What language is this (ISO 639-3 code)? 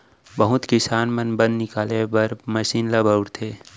hne